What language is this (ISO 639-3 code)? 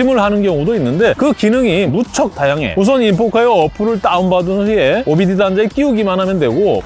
kor